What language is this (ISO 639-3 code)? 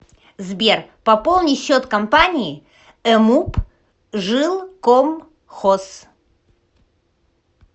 rus